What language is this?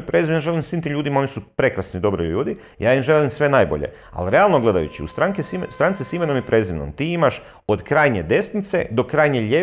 Croatian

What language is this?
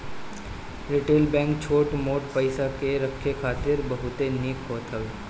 Bhojpuri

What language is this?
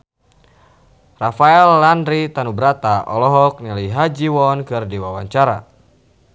Sundanese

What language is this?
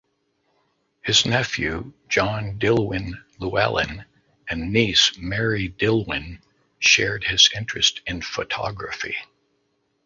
English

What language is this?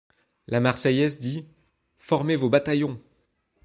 French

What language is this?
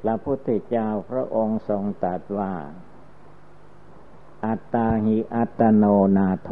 Thai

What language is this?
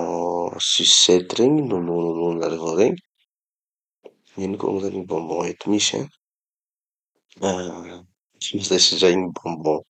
Tanosy Malagasy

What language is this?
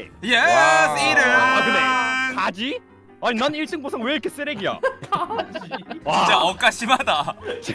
Korean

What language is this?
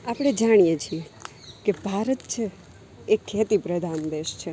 Gujarati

